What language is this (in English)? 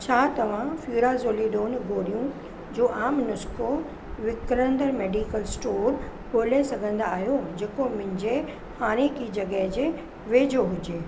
Sindhi